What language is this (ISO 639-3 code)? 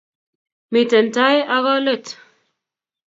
kln